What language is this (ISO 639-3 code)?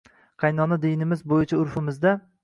uzb